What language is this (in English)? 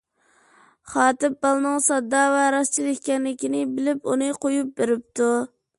Uyghur